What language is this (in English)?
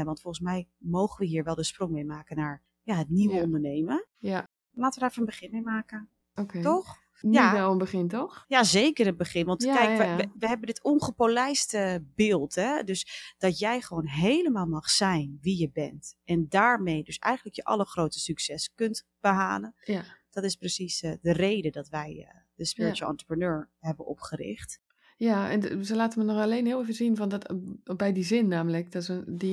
Dutch